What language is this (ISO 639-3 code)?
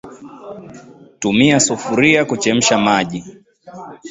swa